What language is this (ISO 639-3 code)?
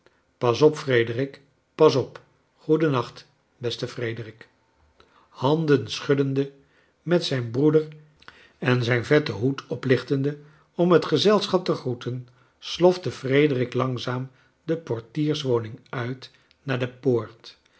nld